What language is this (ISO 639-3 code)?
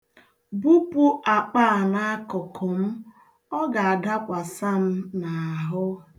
ibo